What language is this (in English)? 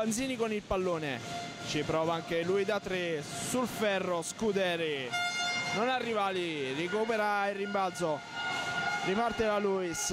Italian